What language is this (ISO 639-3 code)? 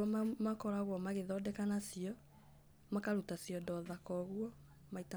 kik